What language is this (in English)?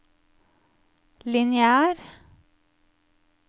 Norwegian